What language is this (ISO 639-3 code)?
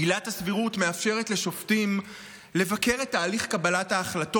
heb